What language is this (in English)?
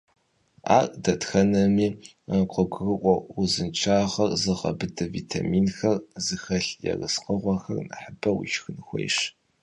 Kabardian